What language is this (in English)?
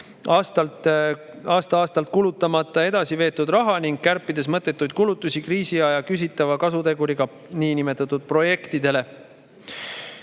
Estonian